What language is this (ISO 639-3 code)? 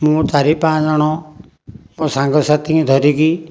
ori